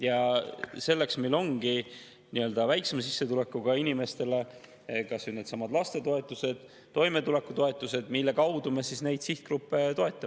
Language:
Estonian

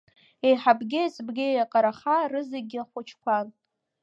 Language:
Abkhazian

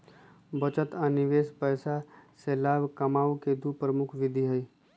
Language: Magahi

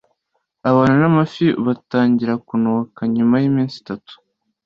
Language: Kinyarwanda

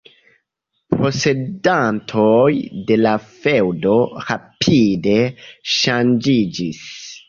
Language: Esperanto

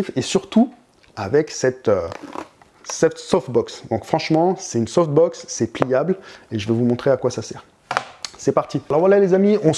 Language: French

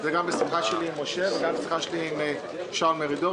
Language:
Hebrew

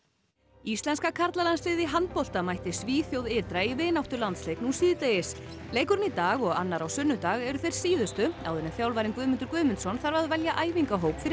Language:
Icelandic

